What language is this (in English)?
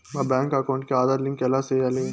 Telugu